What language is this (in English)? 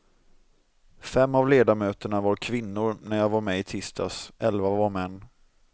Swedish